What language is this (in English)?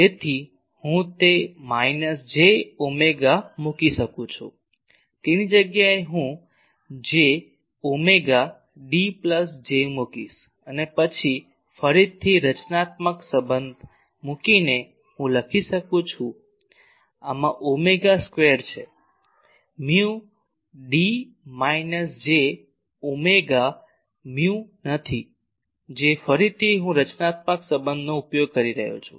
Gujarati